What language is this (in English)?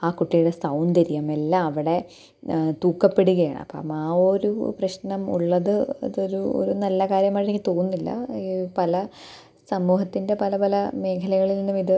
Malayalam